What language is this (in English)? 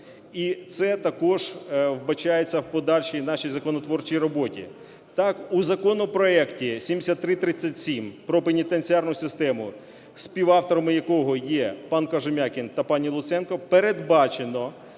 Ukrainian